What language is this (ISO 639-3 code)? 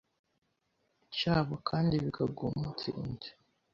kin